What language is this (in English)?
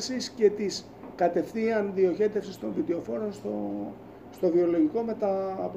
Greek